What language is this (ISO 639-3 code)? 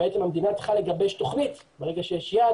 heb